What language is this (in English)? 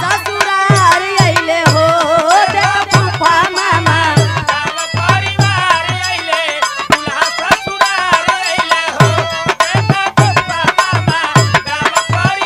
Hindi